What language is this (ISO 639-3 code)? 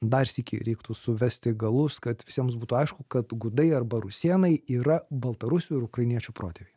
lit